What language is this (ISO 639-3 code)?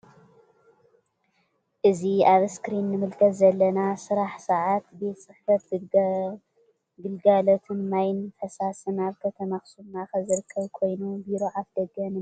tir